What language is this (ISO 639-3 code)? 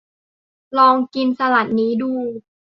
tha